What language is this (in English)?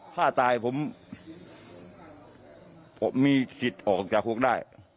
Thai